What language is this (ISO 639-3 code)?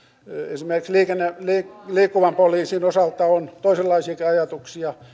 fin